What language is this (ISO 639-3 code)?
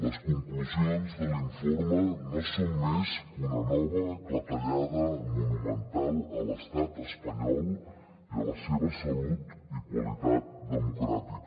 cat